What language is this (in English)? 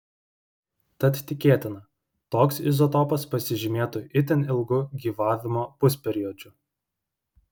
Lithuanian